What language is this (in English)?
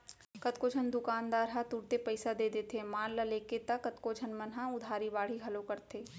Chhattisgarhi